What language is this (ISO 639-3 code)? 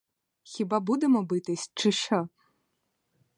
ukr